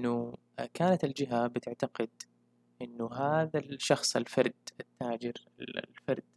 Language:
Arabic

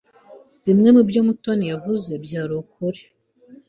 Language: Kinyarwanda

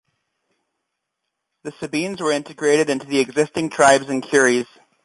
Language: English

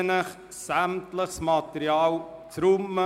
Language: Swiss German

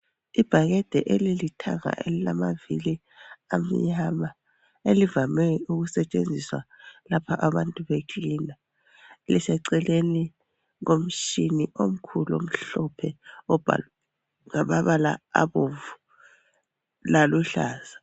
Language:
North Ndebele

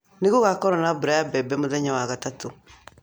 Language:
Kikuyu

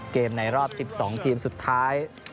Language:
Thai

